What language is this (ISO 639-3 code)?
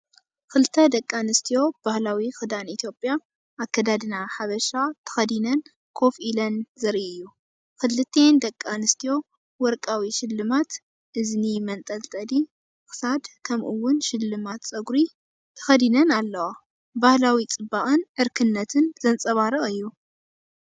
tir